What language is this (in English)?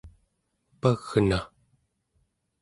Central Yupik